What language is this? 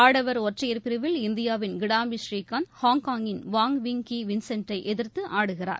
Tamil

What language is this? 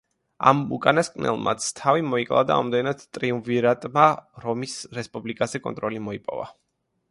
Georgian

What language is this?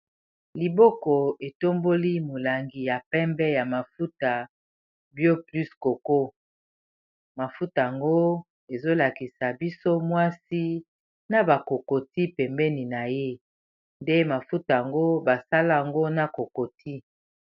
Lingala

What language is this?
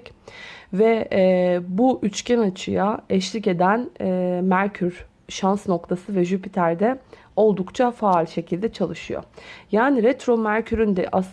Turkish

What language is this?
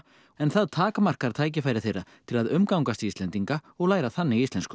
Icelandic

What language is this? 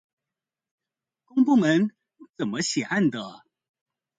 Chinese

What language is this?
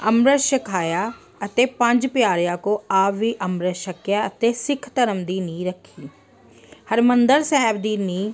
Punjabi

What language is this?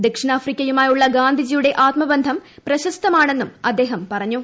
Malayalam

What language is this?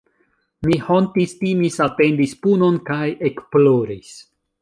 Esperanto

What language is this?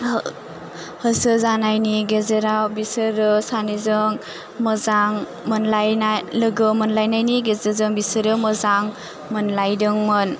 Bodo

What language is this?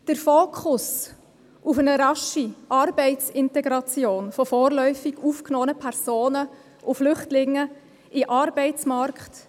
Swiss German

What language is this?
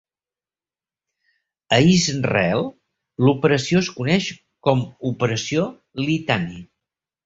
Catalan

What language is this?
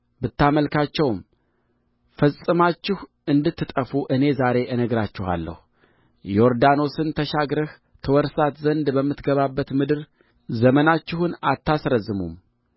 Amharic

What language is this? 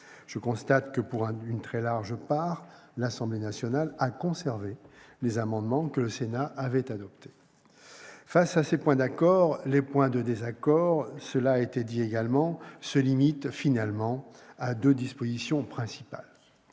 French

